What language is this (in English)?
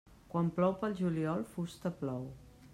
Catalan